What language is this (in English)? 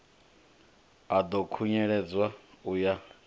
Venda